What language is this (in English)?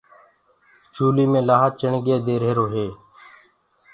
Gurgula